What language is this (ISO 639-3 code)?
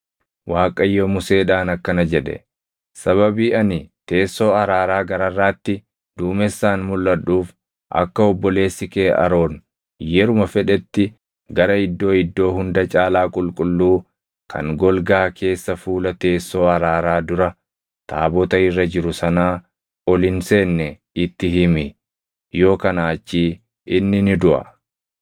orm